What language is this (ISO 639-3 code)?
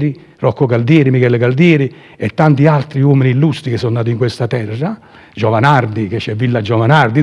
ita